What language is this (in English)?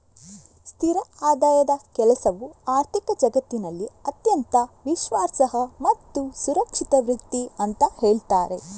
Kannada